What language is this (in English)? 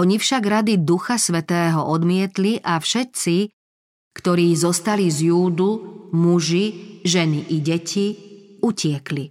Slovak